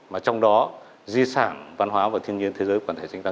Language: Vietnamese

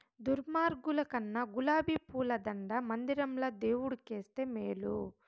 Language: Telugu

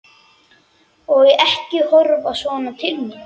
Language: Icelandic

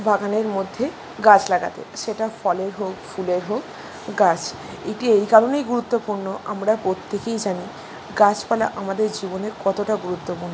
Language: Bangla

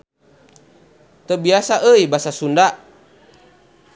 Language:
Sundanese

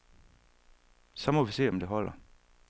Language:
Danish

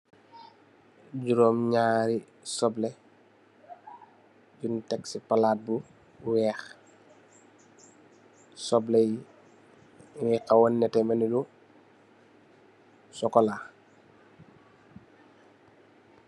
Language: Wolof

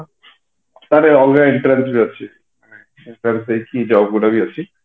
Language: Odia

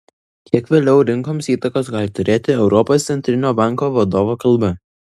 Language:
Lithuanian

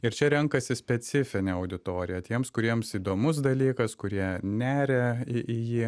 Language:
Lithuanian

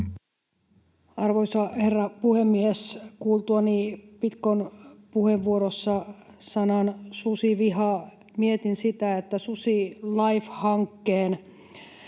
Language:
Finnish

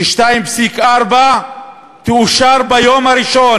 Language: Hebrew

